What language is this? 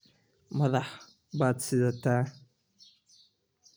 Somali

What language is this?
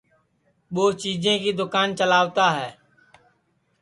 Sansi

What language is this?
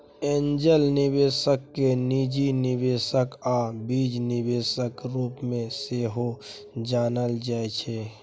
Maithili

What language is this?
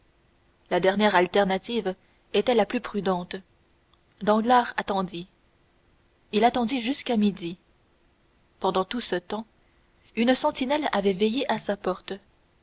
French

